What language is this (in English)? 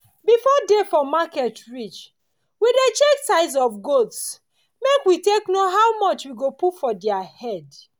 Nigerian Pidgin